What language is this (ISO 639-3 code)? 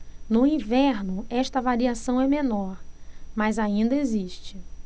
por